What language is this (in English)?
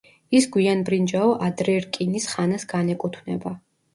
Georgian